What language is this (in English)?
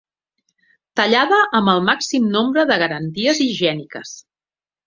Catalan